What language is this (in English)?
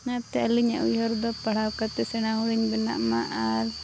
Santali